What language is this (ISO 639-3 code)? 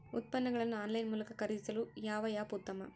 kan